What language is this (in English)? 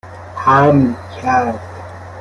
Persian